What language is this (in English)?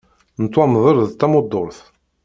Kabyle